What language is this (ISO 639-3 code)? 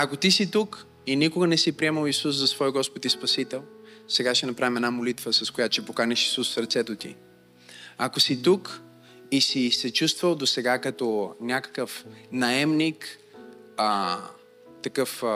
bul